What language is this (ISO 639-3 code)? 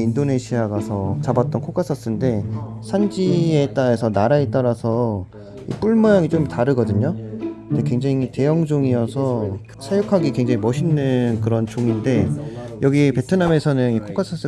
kor